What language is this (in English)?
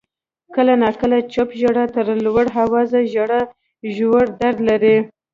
Pashto